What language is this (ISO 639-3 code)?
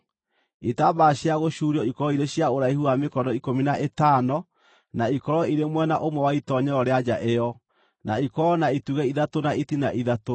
kik